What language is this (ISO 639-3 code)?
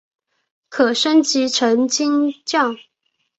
zho